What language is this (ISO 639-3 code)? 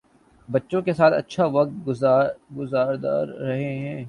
urd